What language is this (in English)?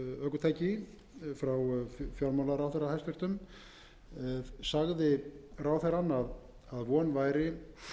Icelandic